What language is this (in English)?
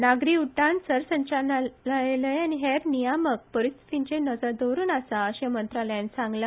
Konkani